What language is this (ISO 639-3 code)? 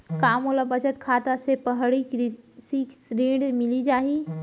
hne